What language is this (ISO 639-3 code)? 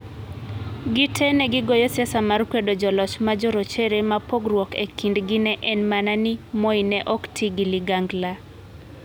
luo